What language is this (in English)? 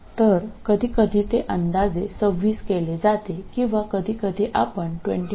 Marathi